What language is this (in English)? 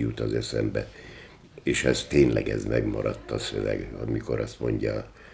Hungarian